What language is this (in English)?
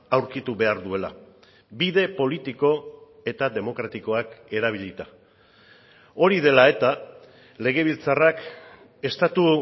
Basque